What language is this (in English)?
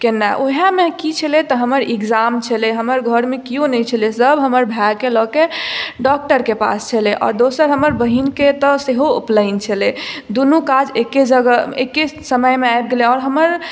Maithili